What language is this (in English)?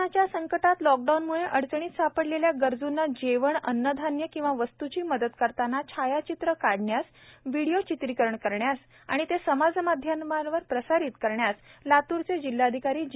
Marathi